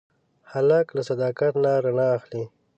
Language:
Pashto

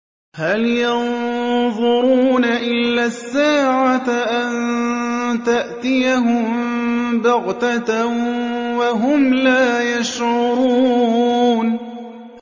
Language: Arabic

